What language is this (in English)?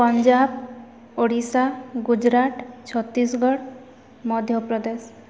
Odia